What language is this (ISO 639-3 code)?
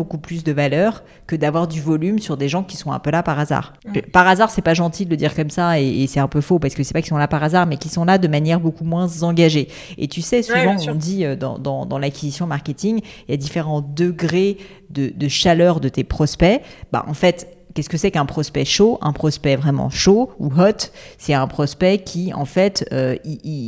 fra